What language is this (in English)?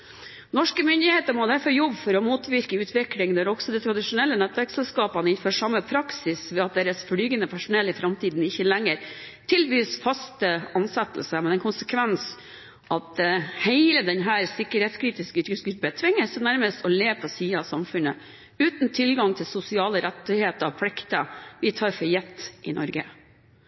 Norwegian Bokmål